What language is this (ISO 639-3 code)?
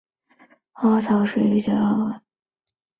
zho